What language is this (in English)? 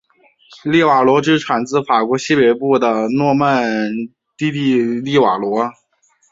Chinese